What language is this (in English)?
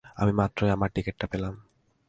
Bangla